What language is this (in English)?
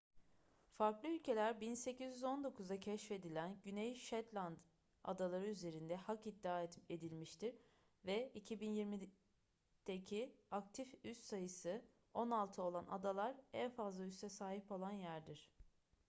Turkish